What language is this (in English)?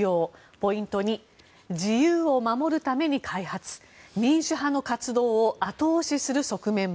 Japanese